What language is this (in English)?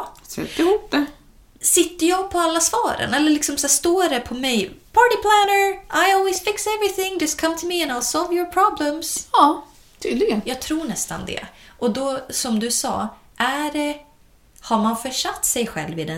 Swedish